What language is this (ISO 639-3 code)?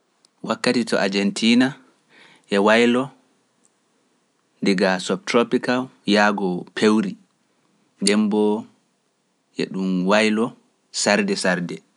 fuf